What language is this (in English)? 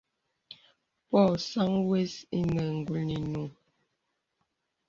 Bebele